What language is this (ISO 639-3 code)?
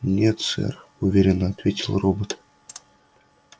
rus